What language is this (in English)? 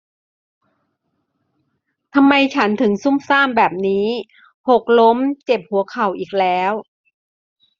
Thai